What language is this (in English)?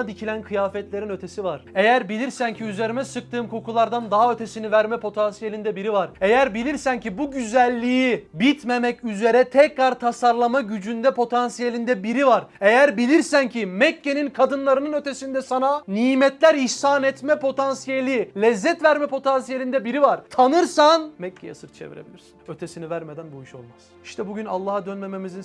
Turkish